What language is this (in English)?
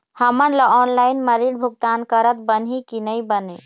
Chhattisgarhi